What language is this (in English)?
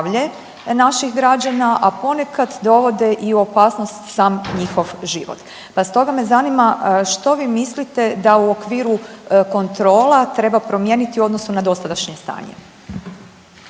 Croatian